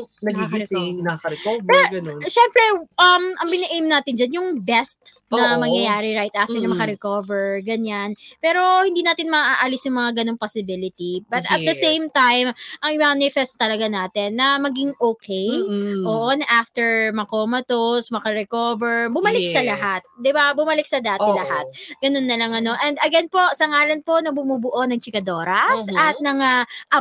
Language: Filipino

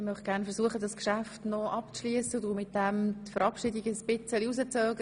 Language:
Swiss German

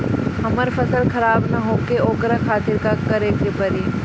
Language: Bhojpuri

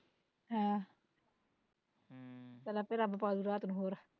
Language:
Punjabi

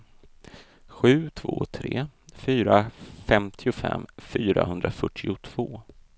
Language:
Swedish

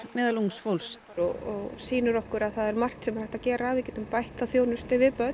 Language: Icelandic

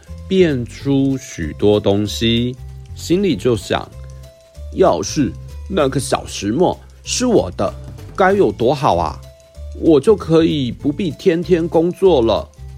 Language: Chinese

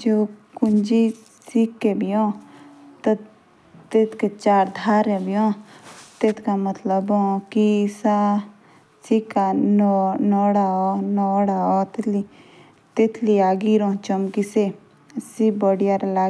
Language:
Jaunsari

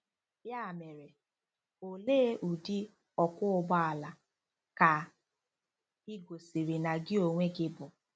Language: Igbo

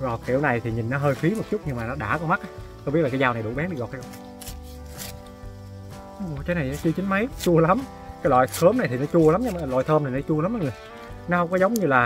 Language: Vietnamese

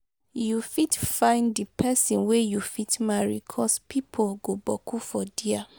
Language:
Nigerian Pidgin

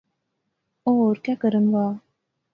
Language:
Pahari-Potwari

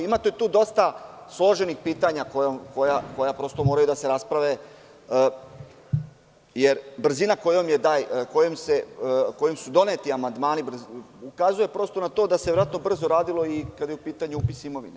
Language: Serbian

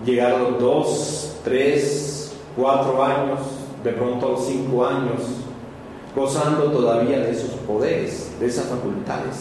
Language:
Spanish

